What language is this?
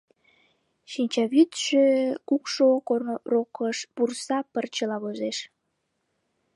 Mari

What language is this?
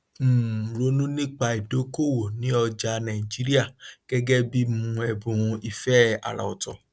Yoruba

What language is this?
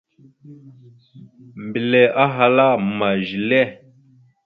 Mada (Cameroon)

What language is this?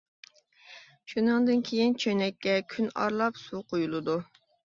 Uyghur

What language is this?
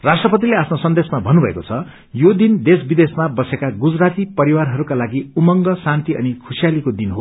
Nepali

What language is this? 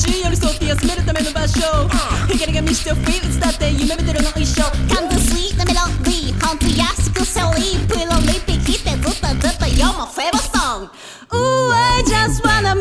Dutch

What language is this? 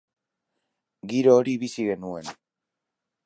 Basque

